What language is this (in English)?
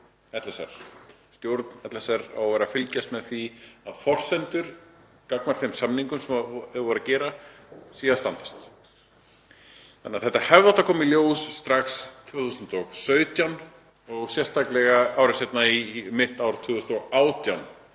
Icelandic